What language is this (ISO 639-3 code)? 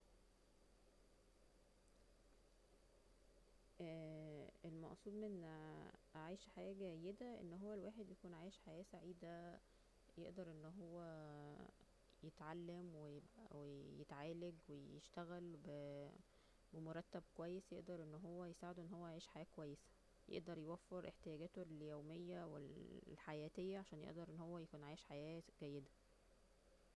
arz